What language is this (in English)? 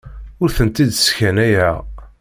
Kabyle